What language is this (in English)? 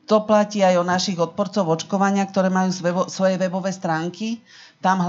Slovak